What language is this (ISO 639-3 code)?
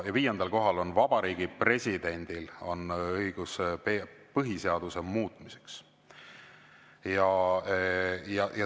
est